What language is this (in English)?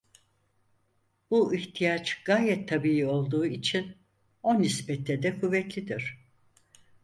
Turkish